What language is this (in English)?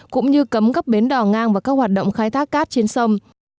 Vietnamese